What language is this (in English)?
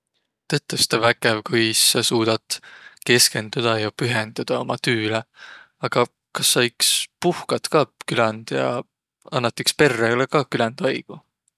Võro